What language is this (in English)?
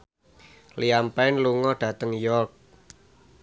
Javanese